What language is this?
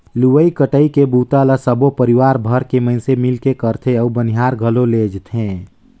Chhattisgarhi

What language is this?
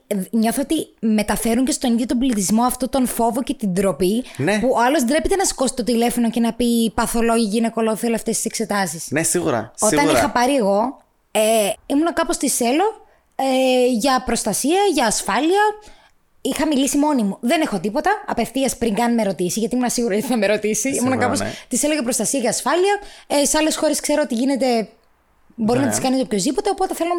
Greek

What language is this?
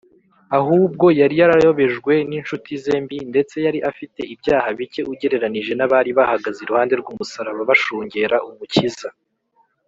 Kinyarwanda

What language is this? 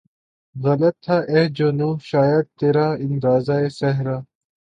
Urdu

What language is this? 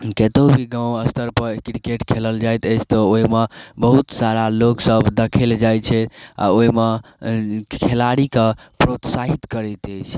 Maithili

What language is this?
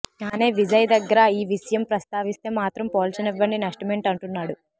Telugu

